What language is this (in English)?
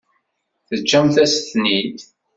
Kabyle